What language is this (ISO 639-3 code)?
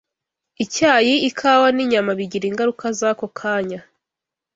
kin